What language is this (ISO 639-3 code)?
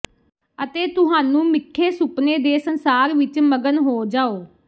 pan